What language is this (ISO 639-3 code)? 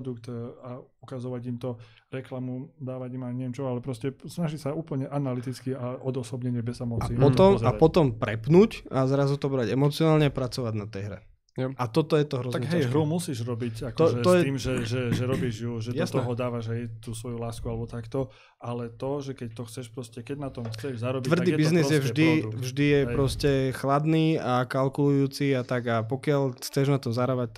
slk